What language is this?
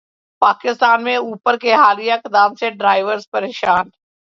Urdu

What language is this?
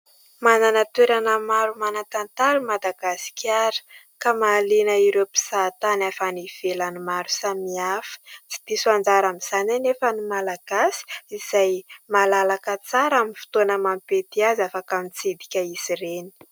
Malagasy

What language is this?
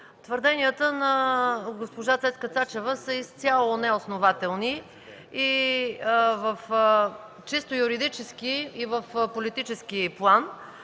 Bulgarian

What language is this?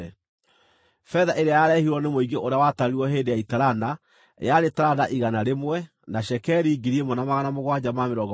Kikuyu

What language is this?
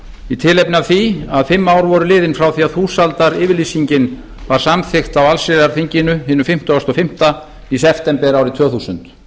Icelandic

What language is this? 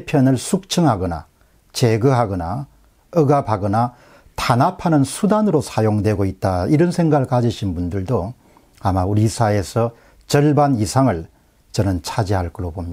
Korean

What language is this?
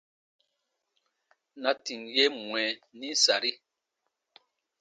Baatonum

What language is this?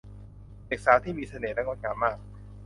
Thai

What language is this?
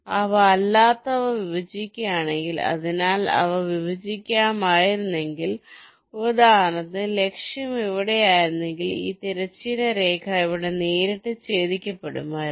Malayalam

